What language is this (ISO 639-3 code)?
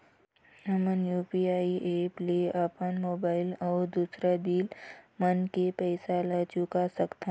hne